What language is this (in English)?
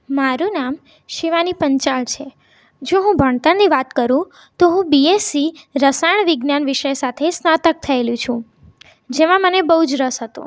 Gujarati